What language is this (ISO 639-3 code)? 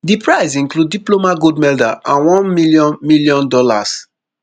pcm